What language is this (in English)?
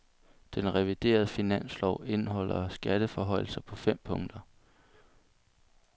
Danish